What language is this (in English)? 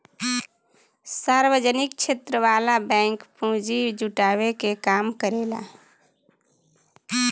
Bhojpuri